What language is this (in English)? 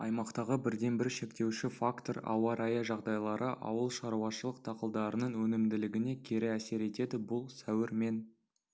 Kazakh